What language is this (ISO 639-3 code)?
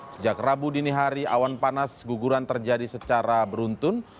ind